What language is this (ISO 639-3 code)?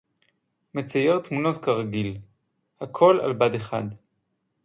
heb